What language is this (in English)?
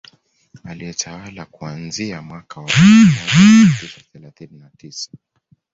Swahili